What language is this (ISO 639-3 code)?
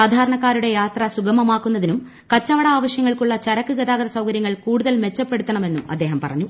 mal